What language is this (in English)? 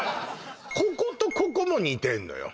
Japanese